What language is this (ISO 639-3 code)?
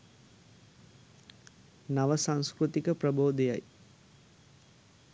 sin